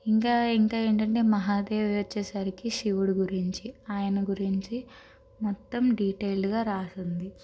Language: Telugu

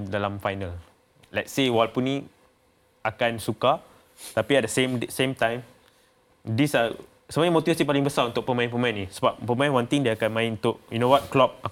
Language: Malay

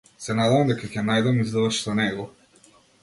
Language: Macedonian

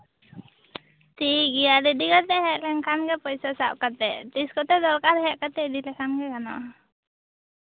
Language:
Santali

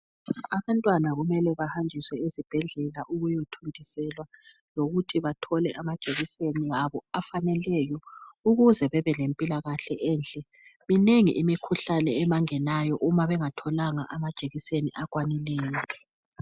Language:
North Ndebele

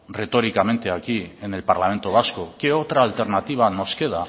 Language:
Spanish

